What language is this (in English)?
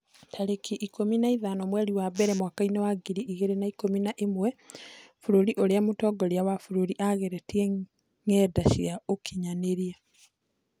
Kikuyu